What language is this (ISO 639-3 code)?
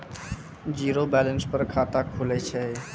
mai